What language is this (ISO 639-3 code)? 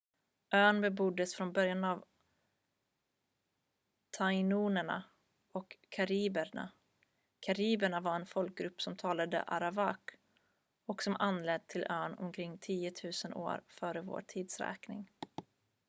swe